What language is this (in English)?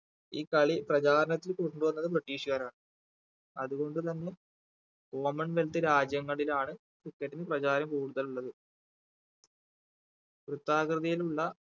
Malayalam